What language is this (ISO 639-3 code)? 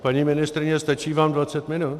ces